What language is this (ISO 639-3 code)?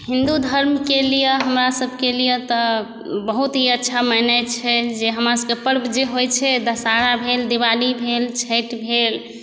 mai